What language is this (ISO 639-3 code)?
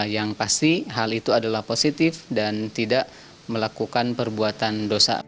ind